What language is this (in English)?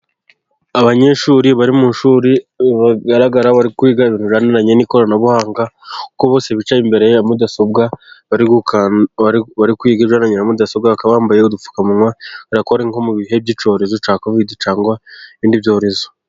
Kinyarwanda